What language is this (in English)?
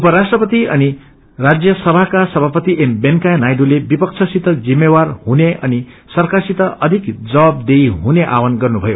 Nepali